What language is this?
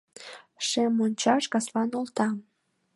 Mari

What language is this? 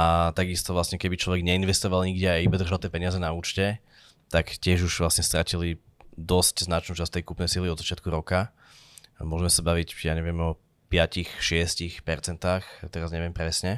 Slovak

